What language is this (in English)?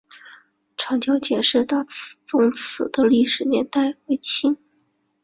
Chinese